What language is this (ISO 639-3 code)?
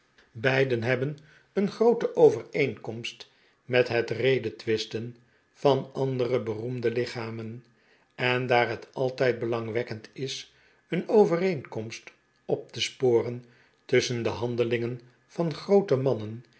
nld